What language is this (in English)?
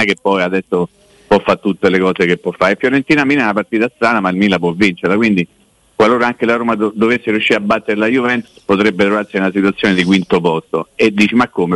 Italian